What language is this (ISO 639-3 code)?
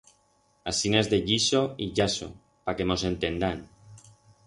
arg